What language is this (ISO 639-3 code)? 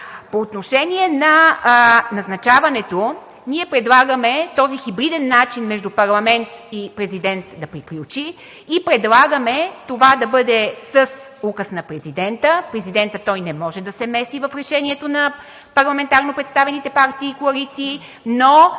bul